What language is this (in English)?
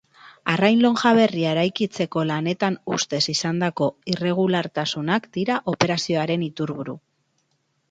Basque